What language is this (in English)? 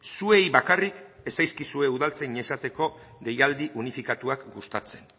Basque